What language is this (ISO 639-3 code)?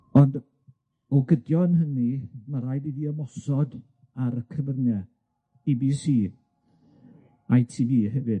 cym